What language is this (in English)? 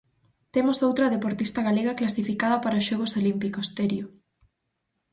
Galician